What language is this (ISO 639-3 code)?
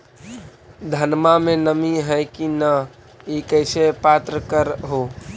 mag